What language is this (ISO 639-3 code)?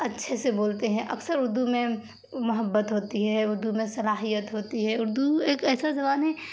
urd